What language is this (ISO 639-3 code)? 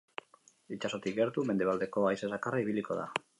eus